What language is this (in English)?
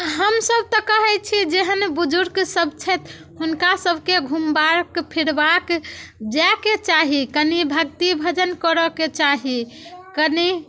Maithili